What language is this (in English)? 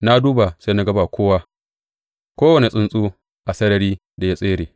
Hausa